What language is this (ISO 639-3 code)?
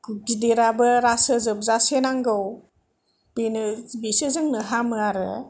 brx